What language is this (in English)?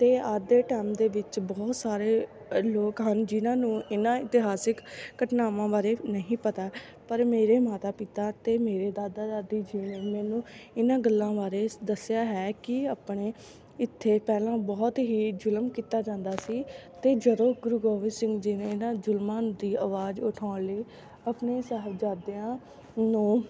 Punjabi